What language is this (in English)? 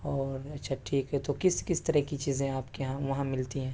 Urdu